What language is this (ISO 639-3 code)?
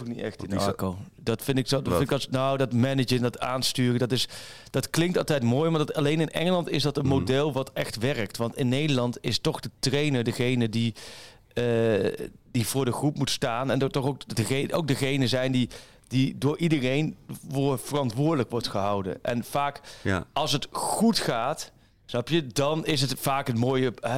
nld